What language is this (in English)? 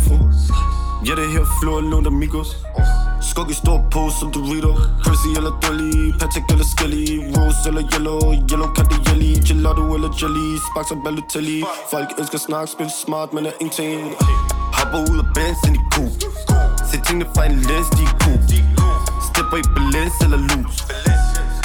Danish